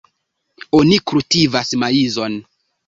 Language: Esperanto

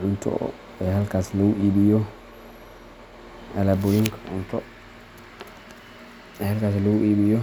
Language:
Somali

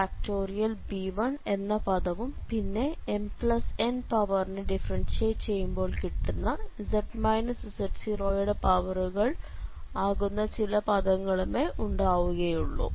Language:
Malayalam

